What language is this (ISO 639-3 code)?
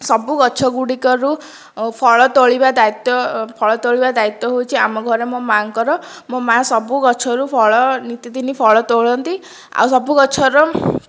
ori